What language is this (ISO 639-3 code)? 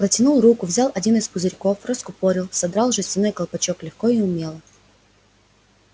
rus